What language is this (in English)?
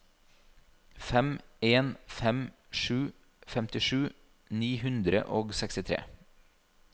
Norwegian